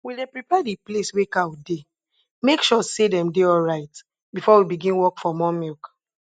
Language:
Nigerian Pidgin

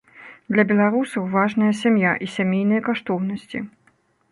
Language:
Belarusian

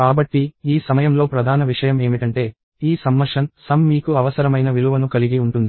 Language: Telugu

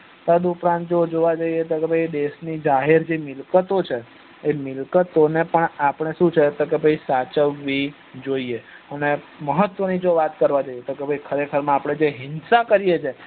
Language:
Gujarati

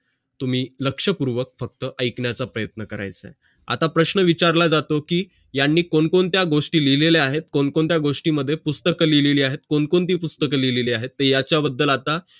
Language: Marathi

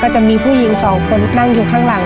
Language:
Thai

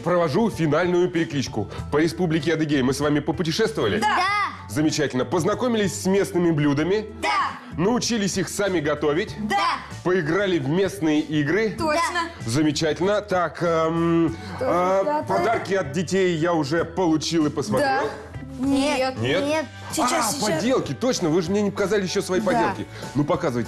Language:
Russian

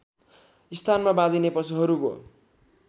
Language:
Nepali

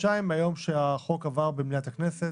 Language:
Hebrew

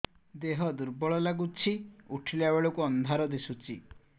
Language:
Odia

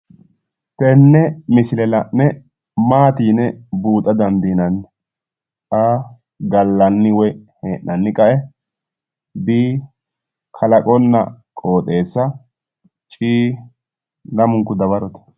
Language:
Sidamo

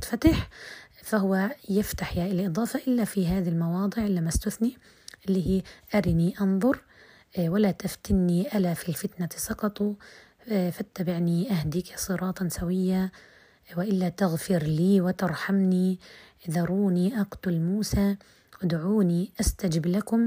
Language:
Arabic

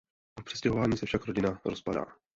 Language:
Czech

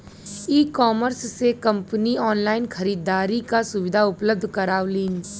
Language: Bhojpuri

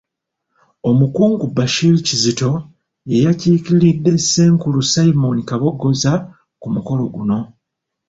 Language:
Ganda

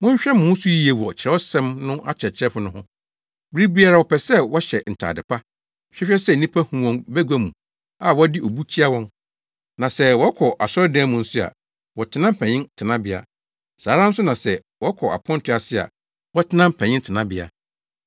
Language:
Akan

